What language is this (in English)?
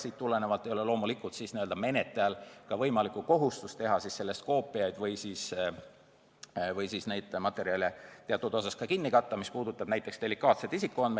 Estonian